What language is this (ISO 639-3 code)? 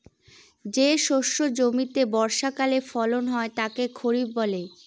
ben